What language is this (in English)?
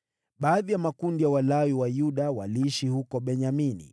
Swahili